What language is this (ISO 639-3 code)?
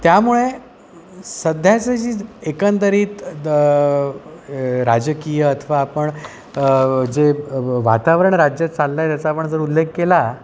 mar